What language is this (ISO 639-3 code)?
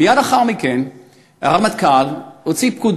heb